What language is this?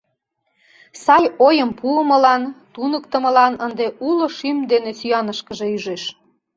Mari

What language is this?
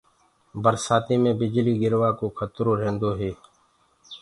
Gurgula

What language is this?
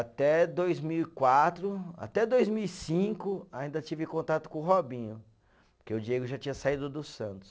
Portuguese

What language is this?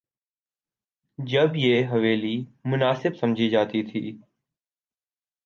Urdu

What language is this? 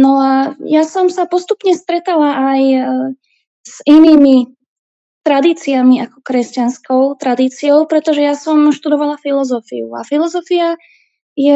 Slovak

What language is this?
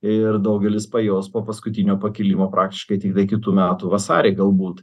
Lithuanian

